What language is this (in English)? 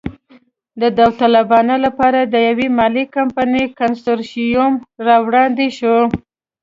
Pashto